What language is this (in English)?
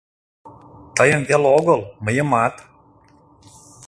Mari